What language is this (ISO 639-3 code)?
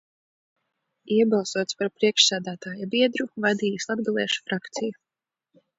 lav